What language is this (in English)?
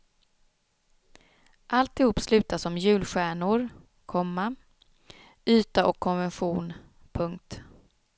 Swedish